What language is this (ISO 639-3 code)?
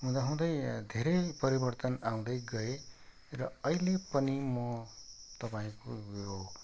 nep